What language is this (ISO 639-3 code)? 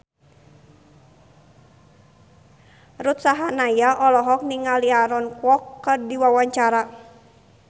sun